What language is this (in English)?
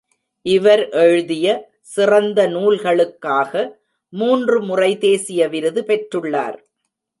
Tamil